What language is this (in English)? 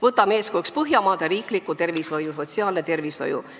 Estonian